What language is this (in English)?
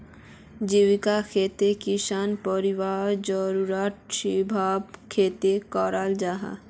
Magahi